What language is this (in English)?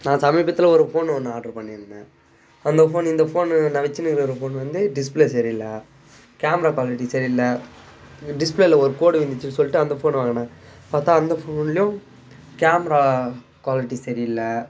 Tamil